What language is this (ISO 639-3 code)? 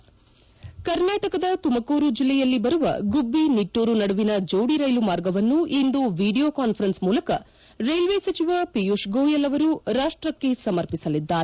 kan